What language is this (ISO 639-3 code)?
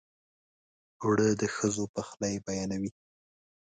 pus